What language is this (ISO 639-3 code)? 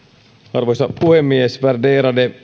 fin